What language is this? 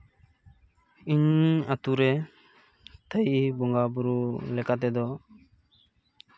Santali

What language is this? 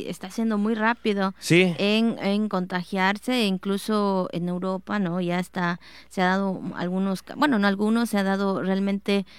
Spanish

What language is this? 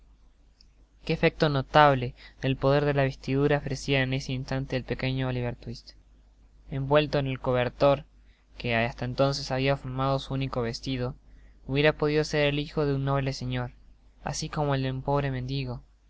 Spanish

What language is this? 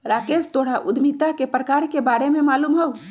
Magahi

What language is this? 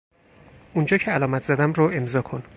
Persian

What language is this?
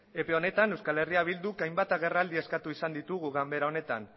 Basque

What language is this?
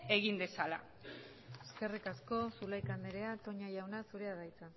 Basque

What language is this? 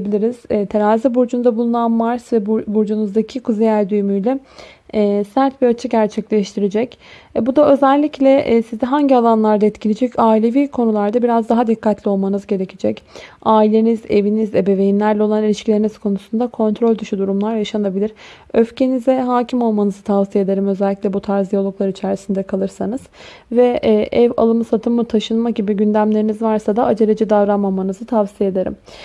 Turkish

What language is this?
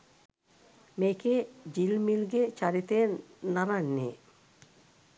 Sinhala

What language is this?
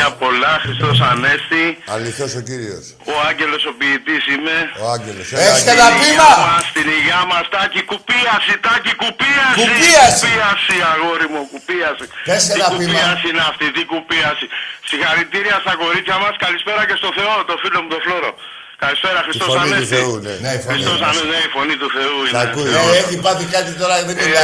Greek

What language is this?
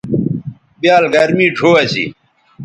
Bateri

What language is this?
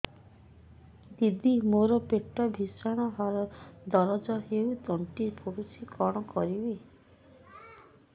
Odia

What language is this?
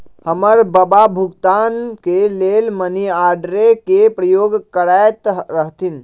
Magahi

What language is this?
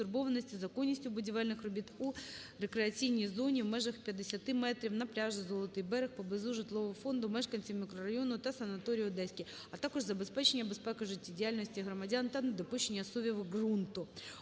Ukrainian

